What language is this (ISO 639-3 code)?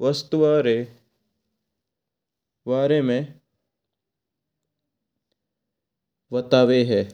mtr